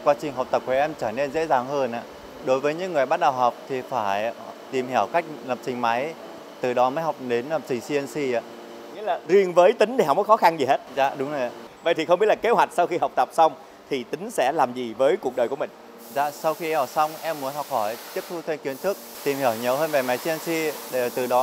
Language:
Vietnamese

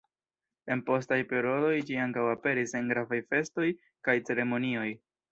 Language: Esperanto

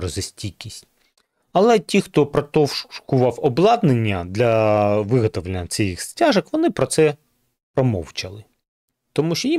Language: Ukrainian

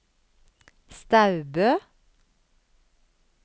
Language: Norwegian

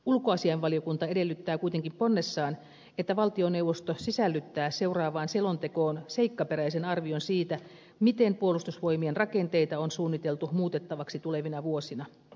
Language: Finnish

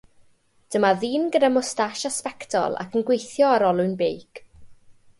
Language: Welsh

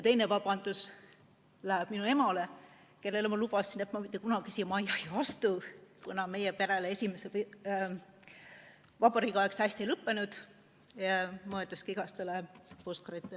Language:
Estonian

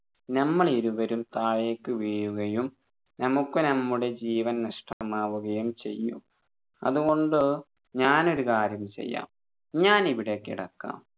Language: Malayalam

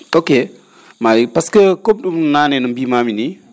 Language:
Fula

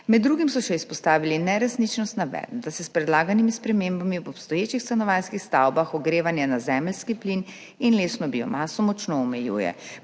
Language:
Slovenian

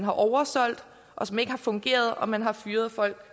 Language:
Danish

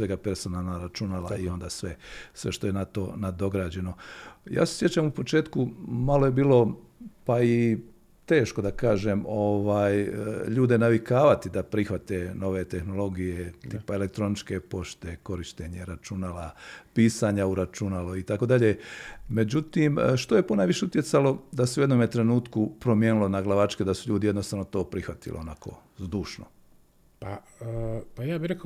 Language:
Croatian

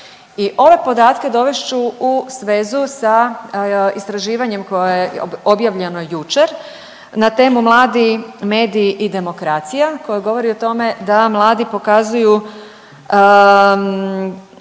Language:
Croatian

